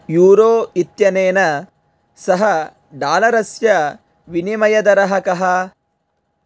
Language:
Sanskrit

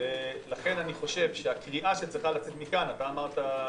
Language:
Hebrew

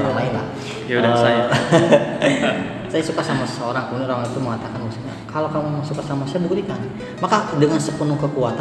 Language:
Indonesian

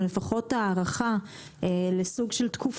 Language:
Hebrew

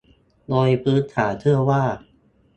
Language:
Thai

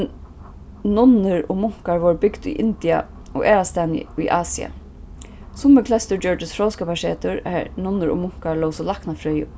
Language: Faroese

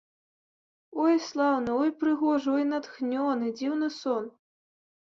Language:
Belarusian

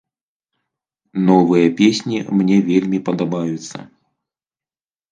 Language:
Belarusian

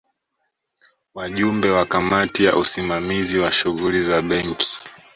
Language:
Swahili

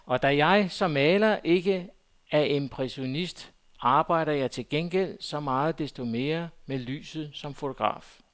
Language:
Danish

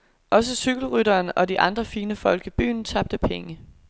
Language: Danish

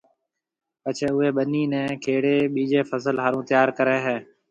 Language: Marwari (Pakistan)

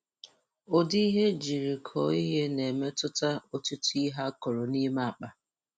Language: Igbo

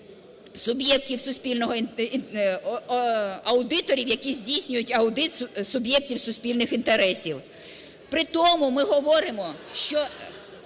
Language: Ukrainian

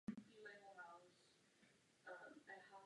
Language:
Czech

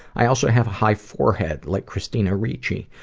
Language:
English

